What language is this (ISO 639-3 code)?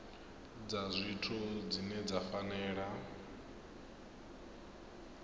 ven